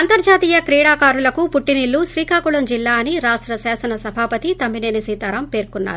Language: Telugu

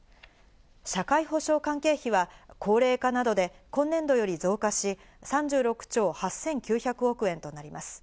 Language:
Japanese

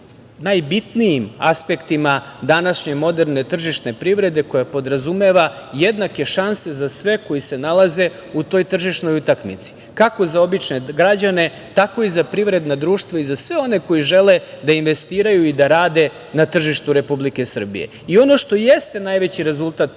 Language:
Serbian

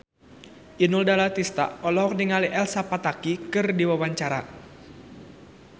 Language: Sundanese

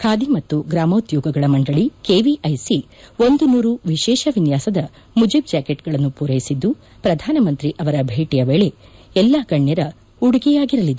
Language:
Kannada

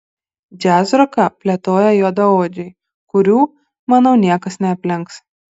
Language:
Lithuanian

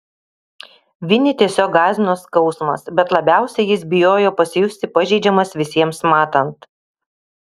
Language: Lithuanian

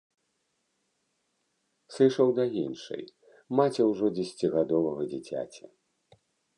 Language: Belarusian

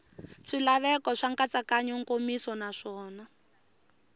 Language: Tsonga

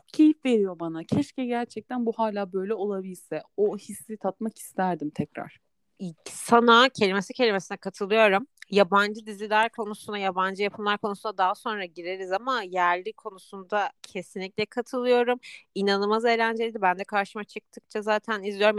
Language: Turkish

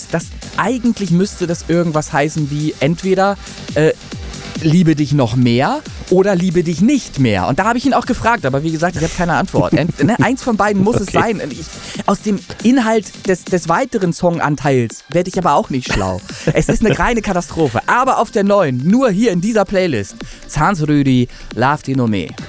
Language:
German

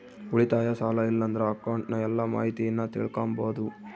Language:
Kannada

